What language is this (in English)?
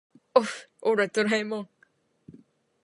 Japanese